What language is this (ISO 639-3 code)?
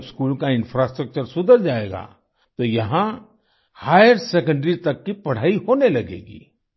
hin